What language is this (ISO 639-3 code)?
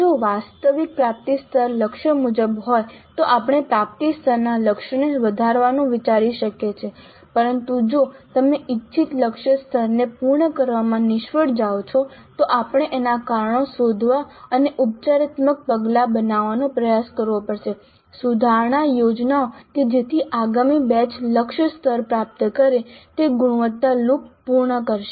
guj